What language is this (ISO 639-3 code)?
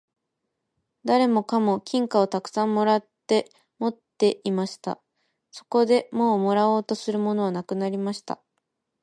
jpn